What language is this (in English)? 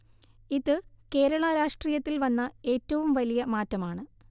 Malayalam